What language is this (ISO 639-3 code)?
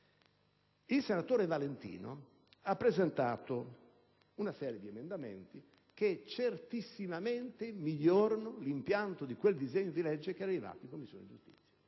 ita